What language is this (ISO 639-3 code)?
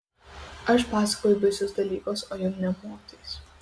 lit